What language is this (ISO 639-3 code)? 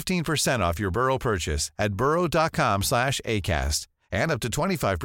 urd